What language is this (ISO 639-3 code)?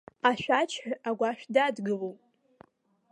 abk